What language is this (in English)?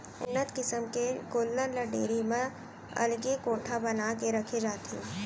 Chhattisgarhi